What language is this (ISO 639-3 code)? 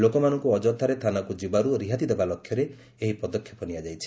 ori